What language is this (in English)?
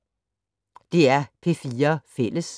Danish